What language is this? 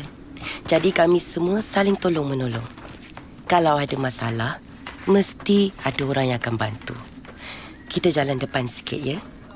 Malay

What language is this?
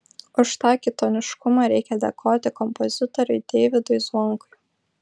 Lithuanian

